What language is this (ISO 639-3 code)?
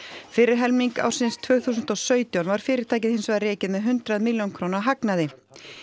isl